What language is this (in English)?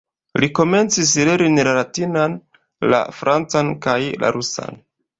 Esperanto